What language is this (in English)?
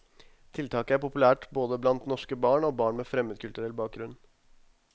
Norwegian